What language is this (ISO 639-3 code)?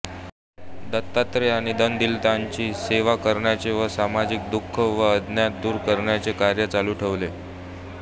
mar